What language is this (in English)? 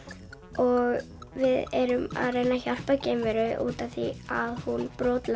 Icelandic